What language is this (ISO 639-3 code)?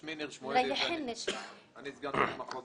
heb